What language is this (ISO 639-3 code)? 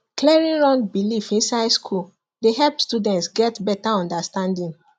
pcm